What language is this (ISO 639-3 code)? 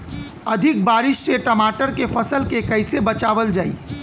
bho